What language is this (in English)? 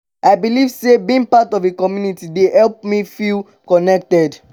Nigerian Pidgin